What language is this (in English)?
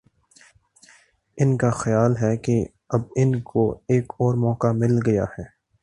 Urdu